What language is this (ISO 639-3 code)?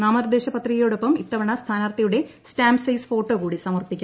mal